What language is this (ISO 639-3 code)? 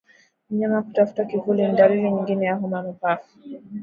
swa